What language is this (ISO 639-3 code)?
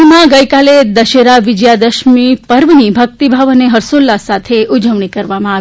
guj